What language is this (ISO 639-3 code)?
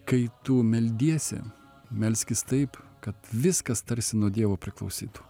lit